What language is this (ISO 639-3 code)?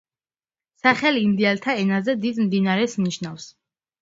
kat